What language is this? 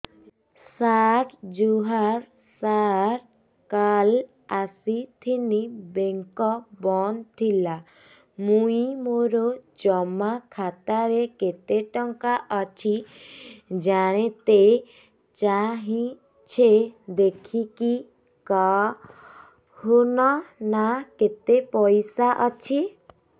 Odia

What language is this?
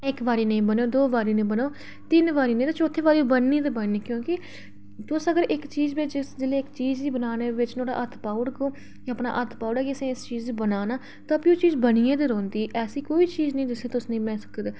Dogri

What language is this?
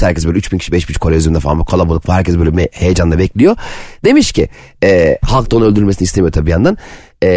Turkish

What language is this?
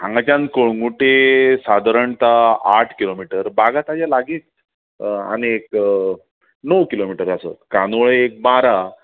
Konkani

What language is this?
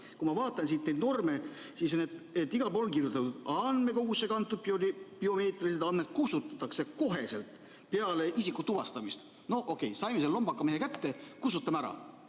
Estonian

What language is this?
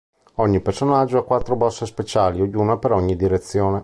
Italian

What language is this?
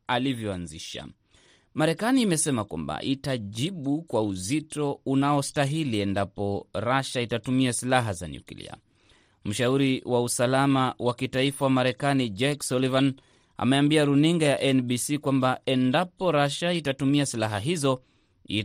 Swahili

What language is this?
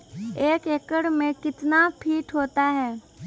Maithili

